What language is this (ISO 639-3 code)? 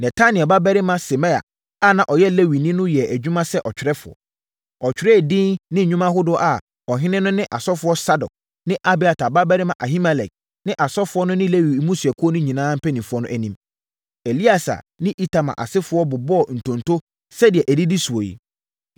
aka